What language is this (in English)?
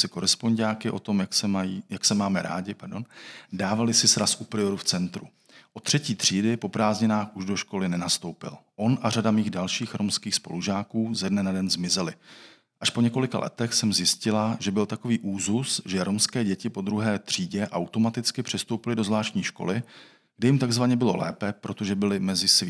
Czech